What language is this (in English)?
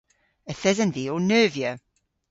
Cornish